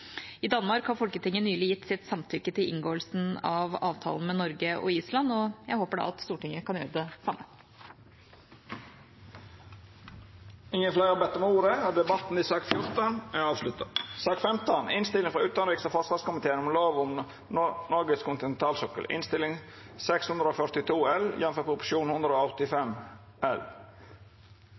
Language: Norwegian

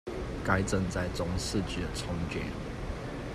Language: Chinese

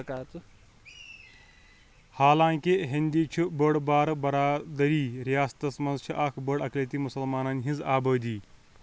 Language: Kashmiri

